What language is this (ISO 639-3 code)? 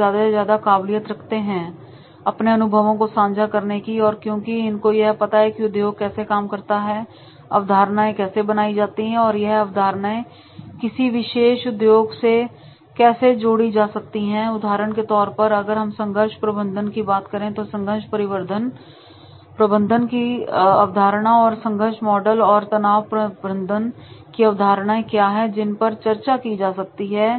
hin